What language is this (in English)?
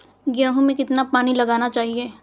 Hindi